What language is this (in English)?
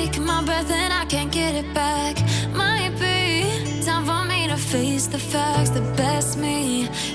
Indonesian